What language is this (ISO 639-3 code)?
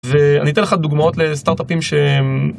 heb